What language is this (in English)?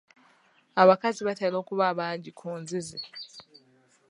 Ganda